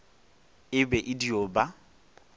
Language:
Northern Sotho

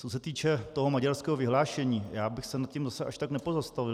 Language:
Czech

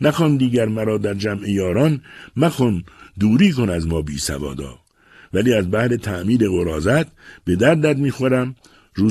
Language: Persian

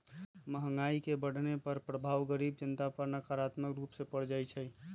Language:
Magahi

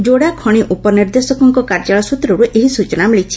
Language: Odia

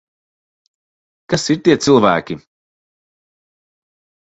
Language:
Latvian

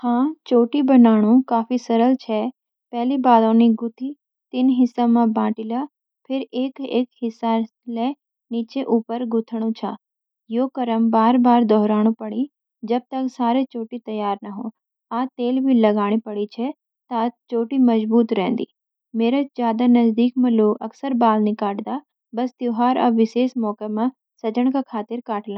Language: Garhwali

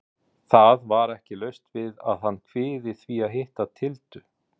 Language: Icelandic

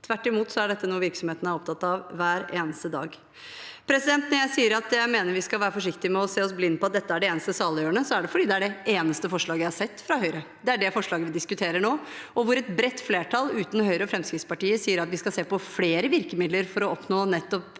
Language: Norwegian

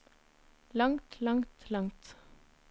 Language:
Norwegian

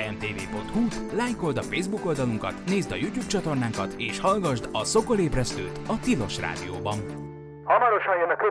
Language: Hungarian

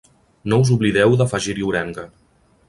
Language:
Catalan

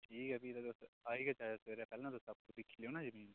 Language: Dogri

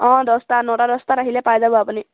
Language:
Assamese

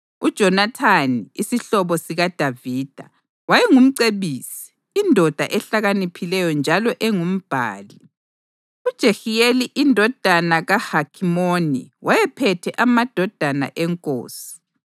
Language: North Ndebele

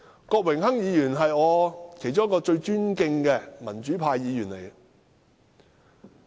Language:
Cantonese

